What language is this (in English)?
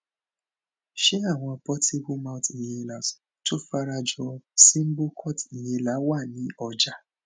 Yoruba